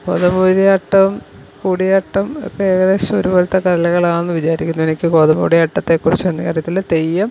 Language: Malayalam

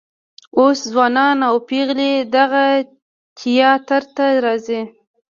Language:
Pashto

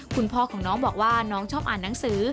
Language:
Thai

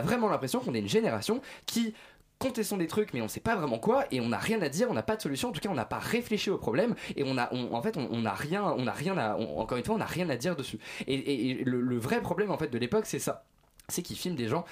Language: French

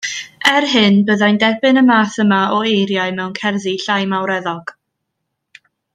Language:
Welsh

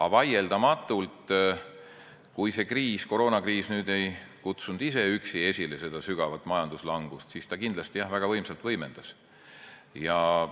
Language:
Estonian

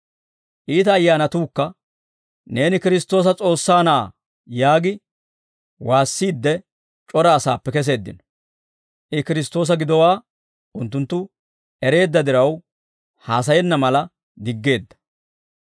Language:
Dawro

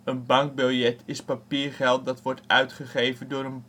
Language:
Dutch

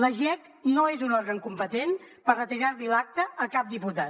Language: Catalan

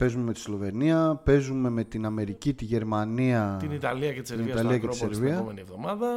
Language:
Greek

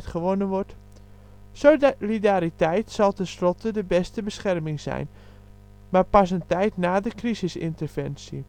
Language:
Dutch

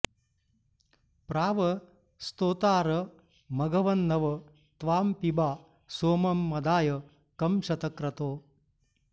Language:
Sanskrit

